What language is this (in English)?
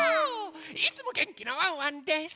Japanese